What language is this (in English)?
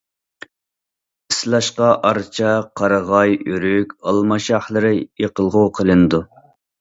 Uyghur